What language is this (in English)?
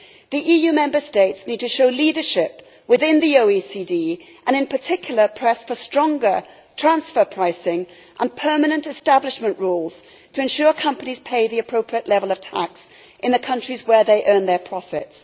English